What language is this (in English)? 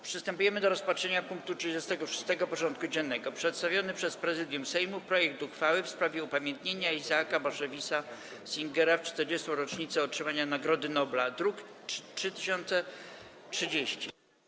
Polish